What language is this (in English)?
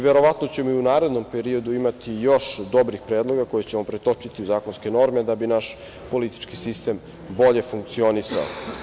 Serbian